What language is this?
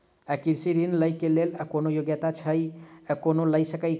Maithili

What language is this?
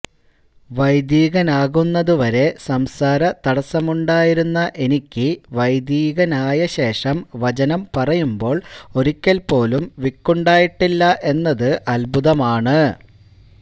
Malayalam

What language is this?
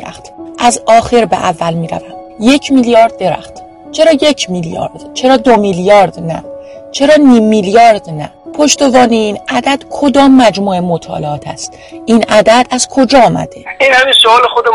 Persian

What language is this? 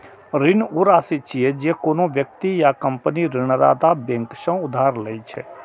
Maithili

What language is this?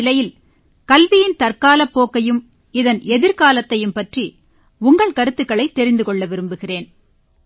Tamil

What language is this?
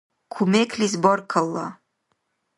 Dargwa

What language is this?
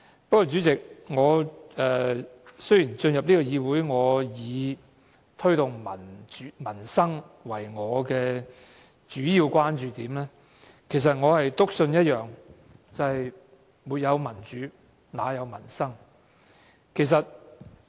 Cantonese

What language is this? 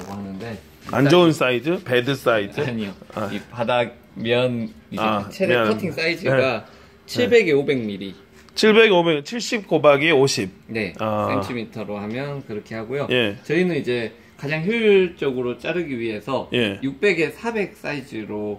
Korean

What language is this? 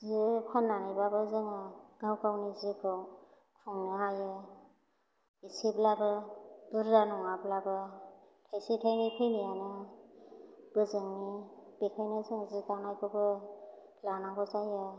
Bodo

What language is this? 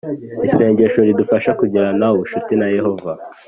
Kinyarwanda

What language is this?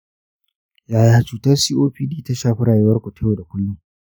Hausa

